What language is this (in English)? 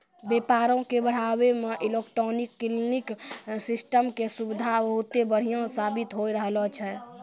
Maithili